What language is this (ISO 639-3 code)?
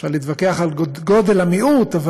heb